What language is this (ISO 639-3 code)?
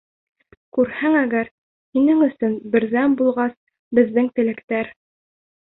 bak